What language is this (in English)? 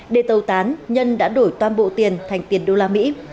Vietnamese